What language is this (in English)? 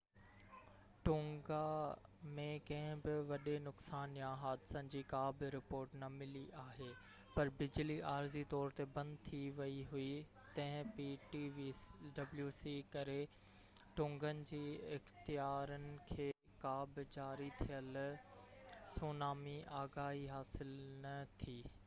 Sindhi